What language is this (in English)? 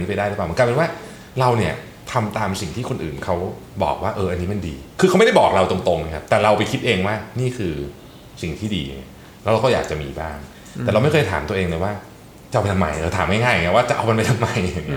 Thai